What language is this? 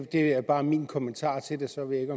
Danish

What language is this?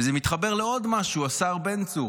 Hebrew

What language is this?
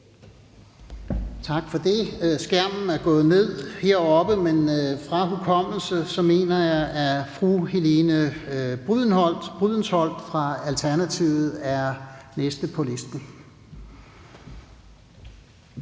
Danish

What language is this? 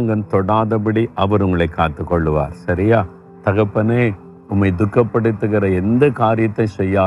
Tamil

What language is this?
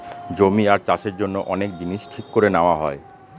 Bangla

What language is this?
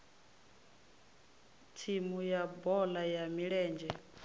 Venda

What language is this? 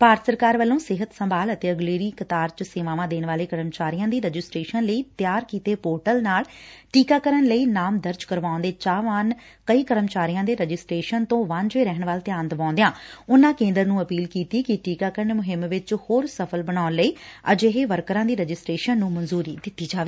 Punjabi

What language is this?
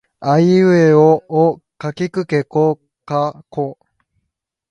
Japanese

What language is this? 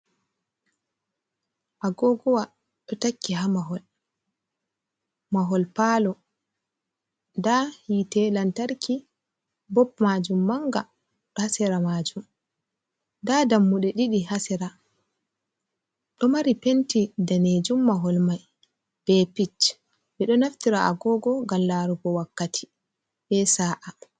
Fula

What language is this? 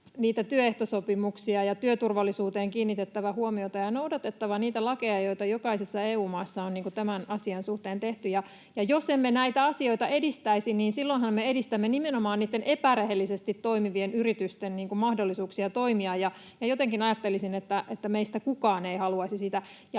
Finnish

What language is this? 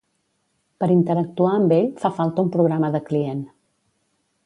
Catalan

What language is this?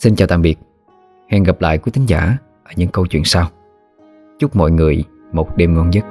Vietnamese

